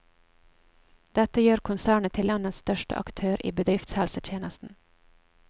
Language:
Norwegian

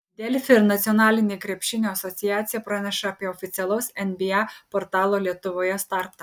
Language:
Lithuanian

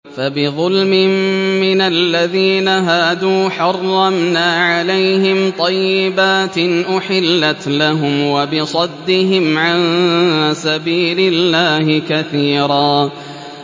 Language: Arabic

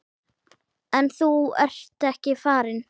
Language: Icelandic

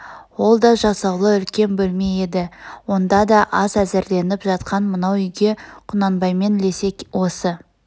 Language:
Kazakh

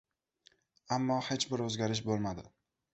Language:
Uzbek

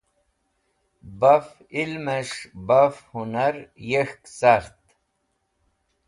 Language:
Wakhi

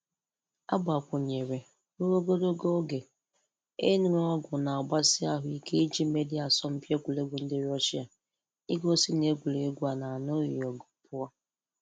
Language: Igbo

